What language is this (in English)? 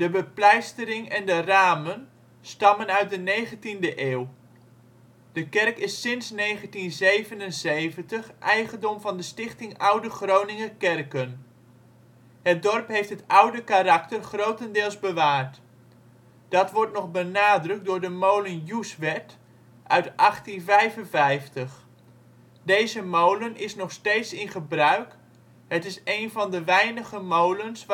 Dutch